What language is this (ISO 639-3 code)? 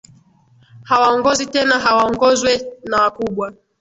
swa